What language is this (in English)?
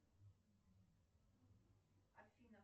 Russian